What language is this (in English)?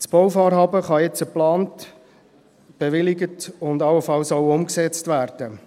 Swiss German